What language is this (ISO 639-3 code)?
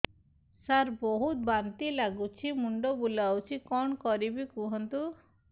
ori